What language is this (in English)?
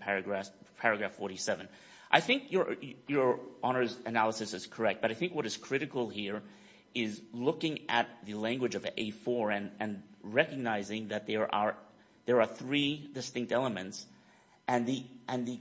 English